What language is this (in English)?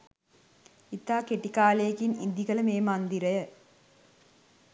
Sinhala